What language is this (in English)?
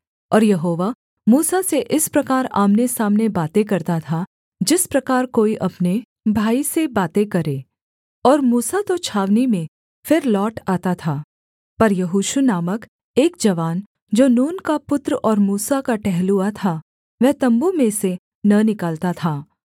Hindi